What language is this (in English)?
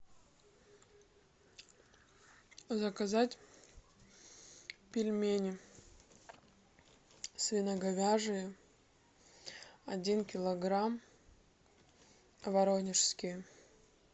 Russian